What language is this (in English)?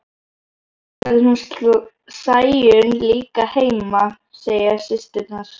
Icelandic